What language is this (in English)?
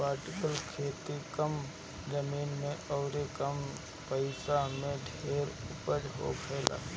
Bhojpuri